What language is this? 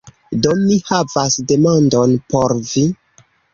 Esperanto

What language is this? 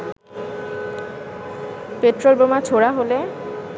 Bangla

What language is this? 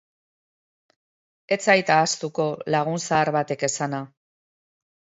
Basque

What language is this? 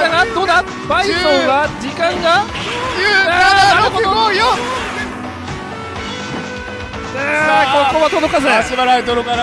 Japanese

